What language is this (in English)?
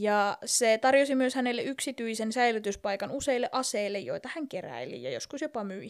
Finnish